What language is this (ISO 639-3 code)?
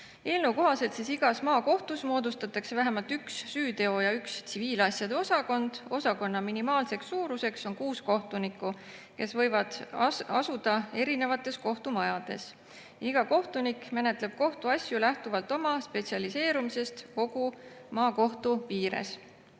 est